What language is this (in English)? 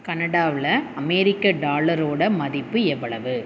Tamil